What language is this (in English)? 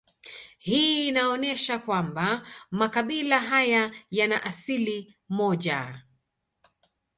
Swahili